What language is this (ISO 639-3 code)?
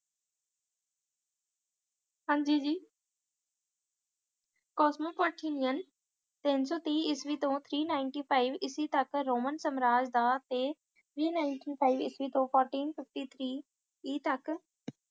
pan